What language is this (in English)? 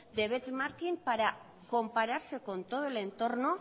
Spanish